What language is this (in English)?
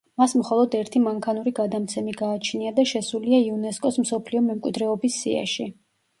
Georgian